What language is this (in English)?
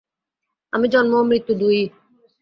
Bangla